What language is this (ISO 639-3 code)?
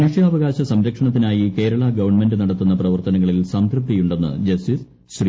mal